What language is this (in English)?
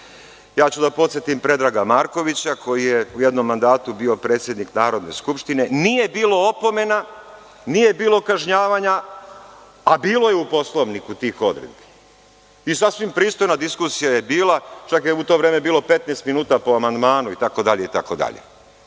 Serbian